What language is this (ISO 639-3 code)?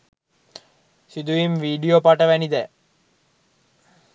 sin